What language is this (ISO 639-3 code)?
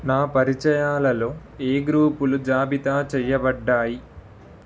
tel